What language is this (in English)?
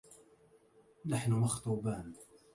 Arabic